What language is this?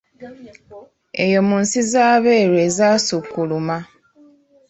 Ganda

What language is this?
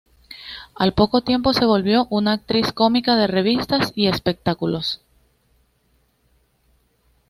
Spanish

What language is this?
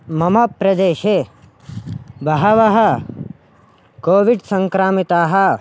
Sanskrit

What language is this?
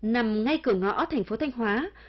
Vietnamese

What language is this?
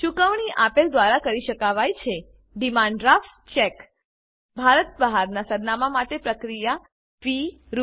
Gujarati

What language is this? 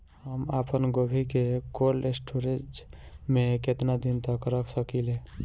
Bhojpuri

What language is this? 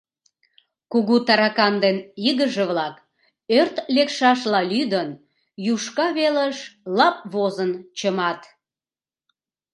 Mari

